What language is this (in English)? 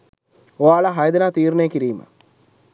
Sinhala